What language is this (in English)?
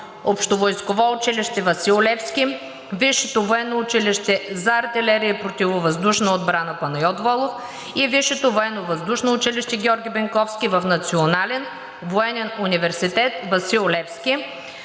Bulgarian